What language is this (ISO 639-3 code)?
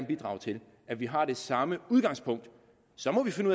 dan